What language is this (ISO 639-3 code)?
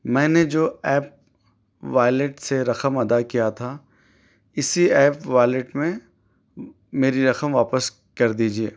urd